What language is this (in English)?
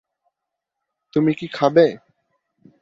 Bangla